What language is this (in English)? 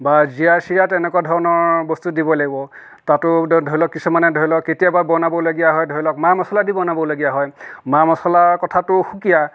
Assamese